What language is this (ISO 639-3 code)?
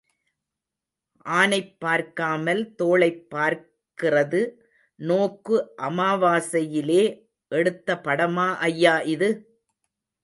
tam